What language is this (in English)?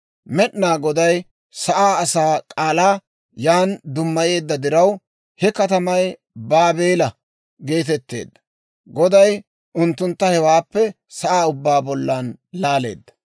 Dawro